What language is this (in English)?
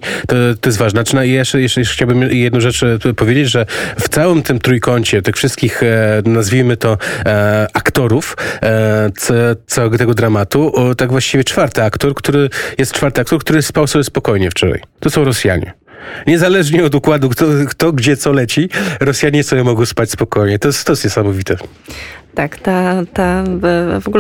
Polish